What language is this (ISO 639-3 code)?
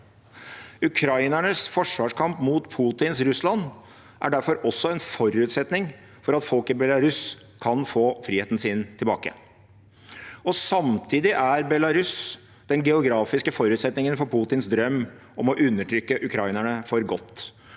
nor